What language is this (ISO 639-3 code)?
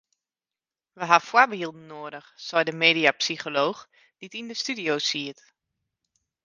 fry